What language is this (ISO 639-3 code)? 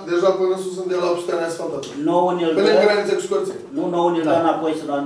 ron